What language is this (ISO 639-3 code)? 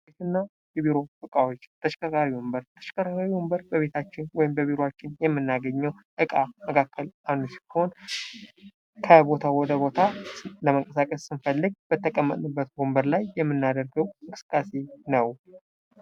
amh